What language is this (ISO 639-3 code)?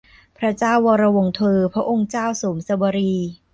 tha